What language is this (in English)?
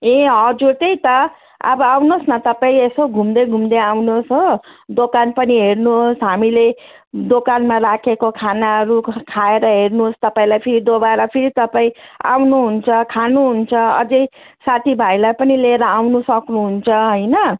Nepali